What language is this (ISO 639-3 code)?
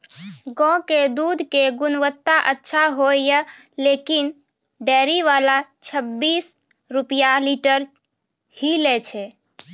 mai